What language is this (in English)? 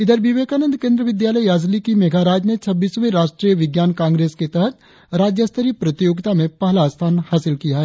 Hindi